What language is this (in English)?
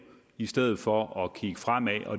Danish